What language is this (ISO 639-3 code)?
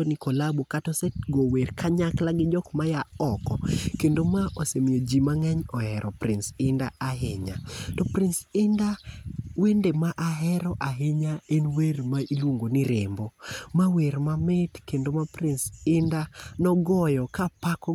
luo